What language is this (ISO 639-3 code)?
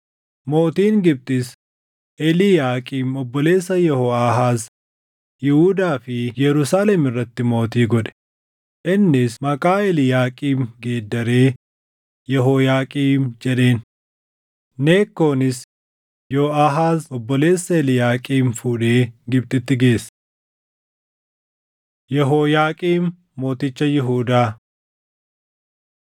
orm